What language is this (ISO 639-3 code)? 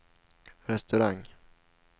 swe